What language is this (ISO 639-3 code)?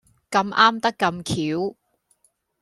yue